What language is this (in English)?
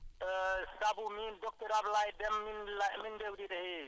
Wolof